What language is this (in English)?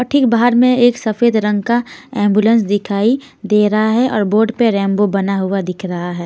Hindi